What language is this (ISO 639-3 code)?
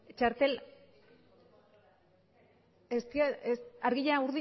eus